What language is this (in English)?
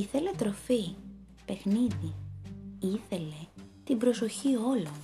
Greek